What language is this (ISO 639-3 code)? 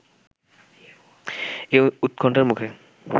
ben